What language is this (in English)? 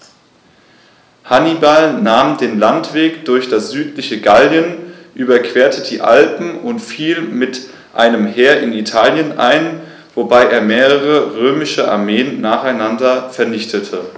German